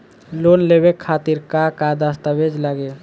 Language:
Bhojpuri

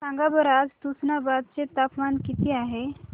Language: Marathi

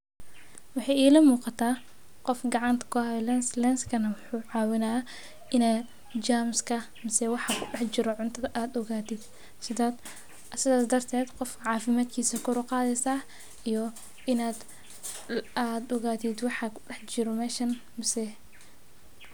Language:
Somali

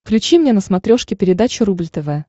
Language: Russian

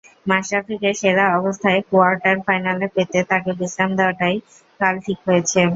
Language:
Bangla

